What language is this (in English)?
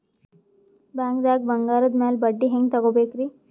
Kannada